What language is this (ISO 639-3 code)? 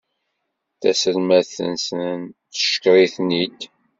kab